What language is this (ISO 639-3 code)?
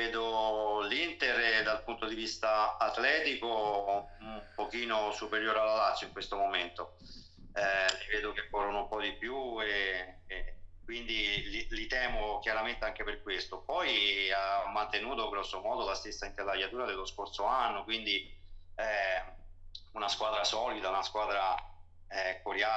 ita